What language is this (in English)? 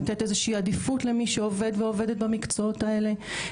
Hebrew